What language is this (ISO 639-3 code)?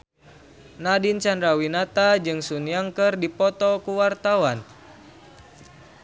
sun